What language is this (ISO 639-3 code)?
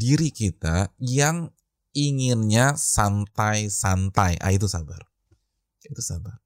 ind